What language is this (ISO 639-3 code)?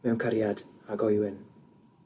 cym